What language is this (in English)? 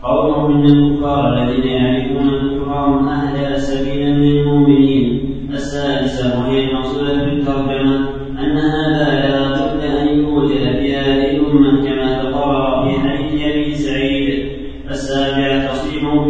Arabic